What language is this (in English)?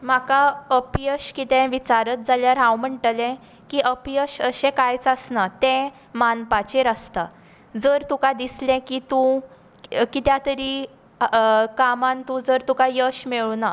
Konkani